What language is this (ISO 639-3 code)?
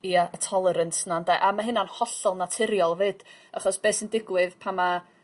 cym